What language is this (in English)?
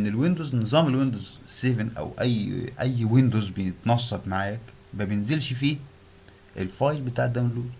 Arabic